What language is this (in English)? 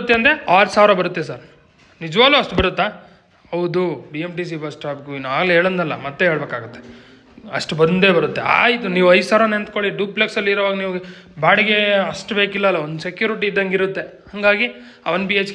Kannada